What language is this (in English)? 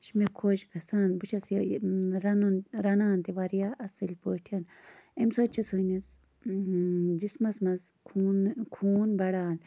Kashmiri